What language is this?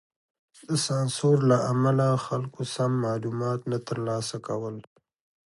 Pashto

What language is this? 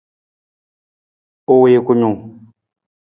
Nawdm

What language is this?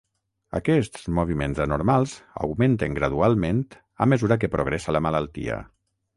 Catalan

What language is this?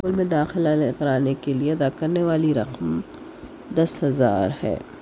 Urdu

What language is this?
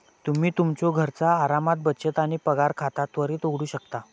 Marathi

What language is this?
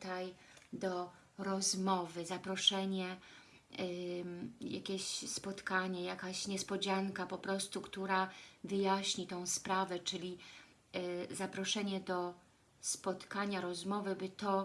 Polish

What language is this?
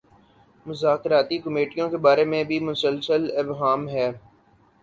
Urdu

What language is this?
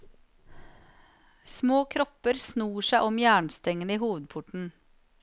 Norwegian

